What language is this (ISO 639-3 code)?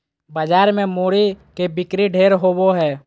mag